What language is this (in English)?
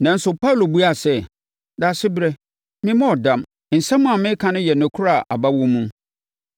Akan